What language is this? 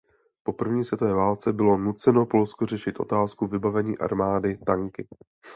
Czech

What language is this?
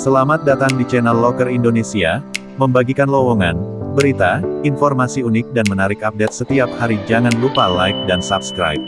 Indonesian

